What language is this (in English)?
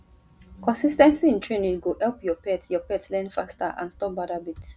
Nigerian Pidgin